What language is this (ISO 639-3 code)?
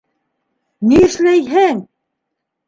bak